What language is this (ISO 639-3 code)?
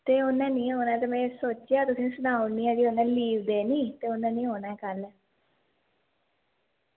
doi